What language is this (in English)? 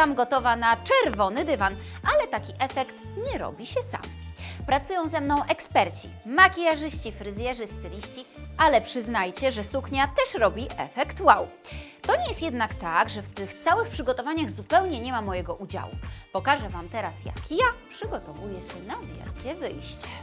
Polish